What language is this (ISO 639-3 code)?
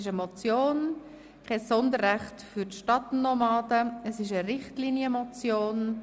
gsw